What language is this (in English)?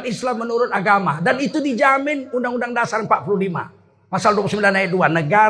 Indonesian